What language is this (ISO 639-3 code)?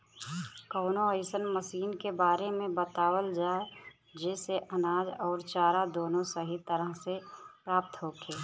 bho